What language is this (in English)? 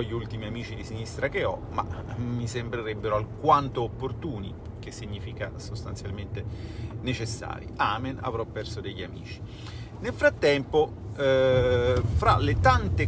Italian